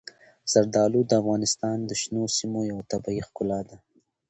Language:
Pashto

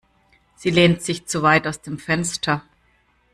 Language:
German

